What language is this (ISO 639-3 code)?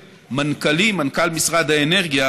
heb